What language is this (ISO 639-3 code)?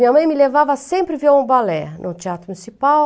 por